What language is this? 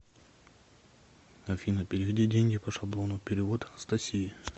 Russian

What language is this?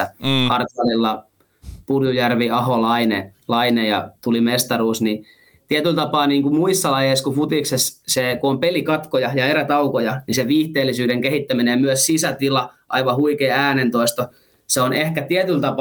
Finnish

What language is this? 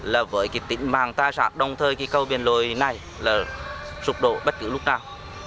Vietnamese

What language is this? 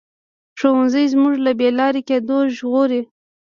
Pashto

